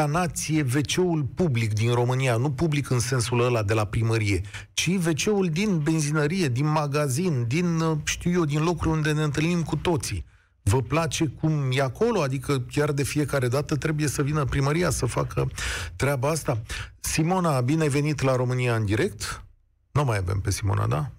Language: Romanian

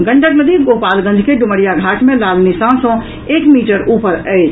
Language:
Maithili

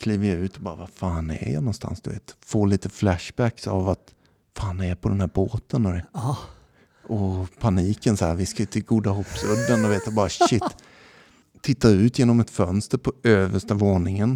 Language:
Swedish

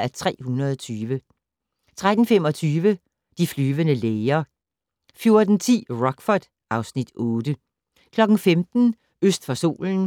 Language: Danish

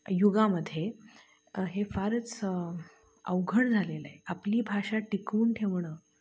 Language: Marathi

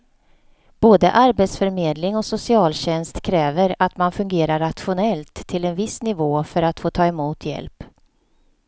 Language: Swedish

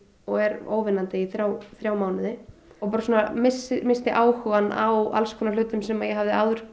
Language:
Icelandic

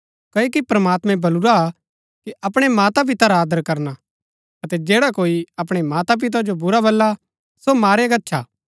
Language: Gaddi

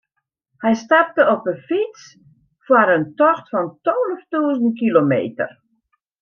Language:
Western Frisian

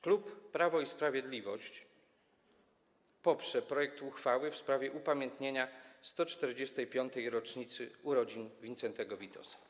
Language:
Polish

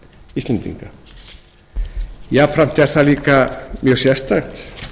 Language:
Icelandic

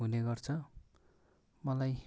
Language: Nepali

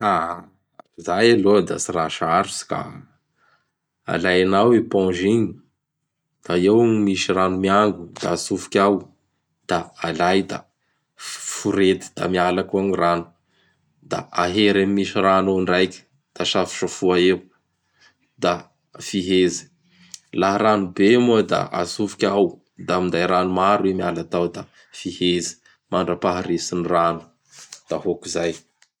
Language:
Bara Malagasy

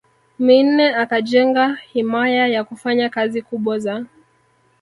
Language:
Swahili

